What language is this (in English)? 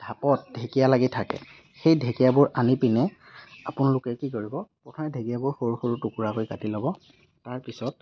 Assamese